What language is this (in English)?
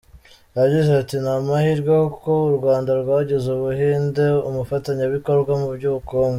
Kinyarwanda